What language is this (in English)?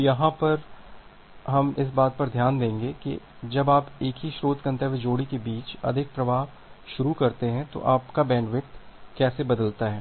Hindi